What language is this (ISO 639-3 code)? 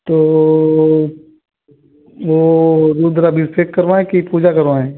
hin